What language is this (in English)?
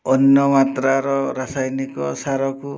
Odia